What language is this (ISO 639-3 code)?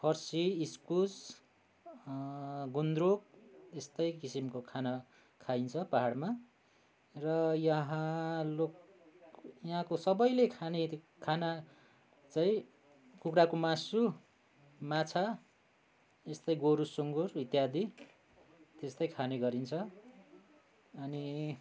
nep